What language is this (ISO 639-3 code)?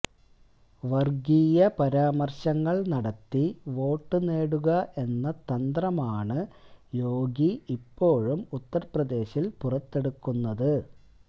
mal